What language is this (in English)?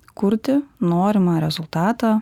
Lithuanian